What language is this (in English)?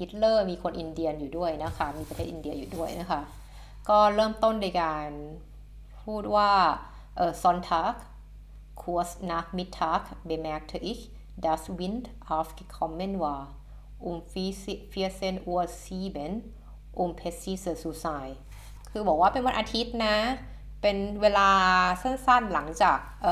Thai